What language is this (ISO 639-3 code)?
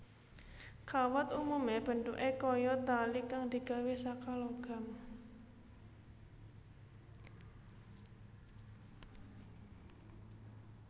jav